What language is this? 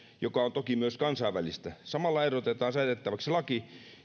Finnish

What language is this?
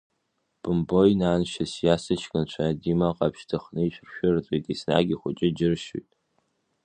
Abkhazian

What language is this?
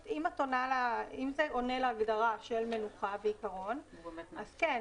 Hebrew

